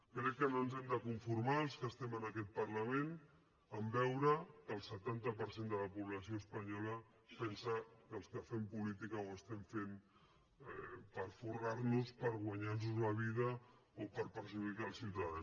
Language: Catalan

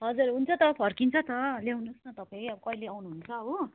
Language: Nepali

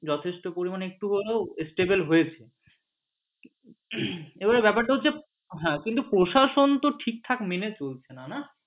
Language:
Bangla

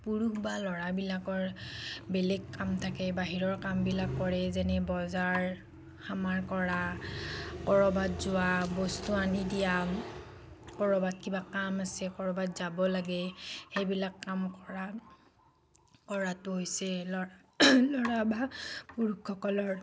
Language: Assamese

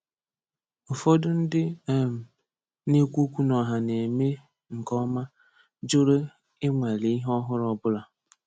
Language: Igbo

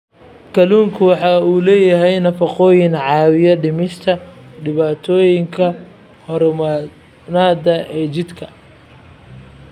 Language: Somali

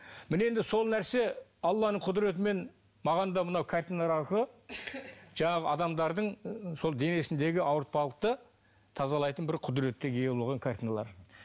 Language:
Kazakh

